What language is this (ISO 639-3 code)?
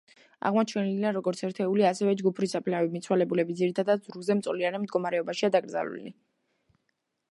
kat